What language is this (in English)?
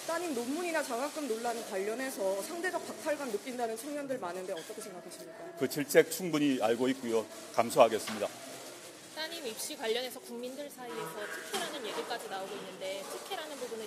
Korean